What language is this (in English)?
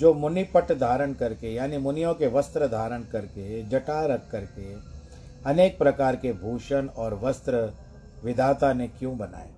Hindi